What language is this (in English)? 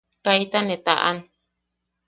Yaqui